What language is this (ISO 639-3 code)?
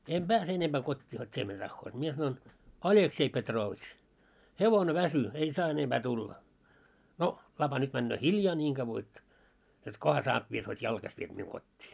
fin